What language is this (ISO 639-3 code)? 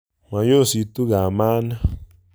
kln